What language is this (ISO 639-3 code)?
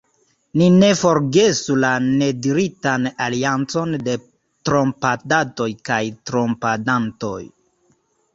epo